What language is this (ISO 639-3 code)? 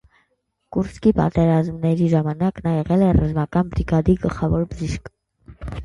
hye